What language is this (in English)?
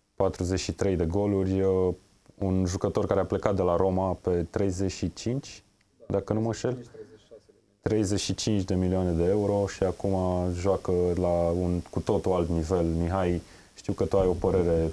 Romanian